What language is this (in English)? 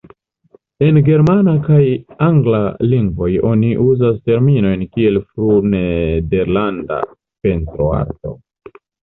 Esperanto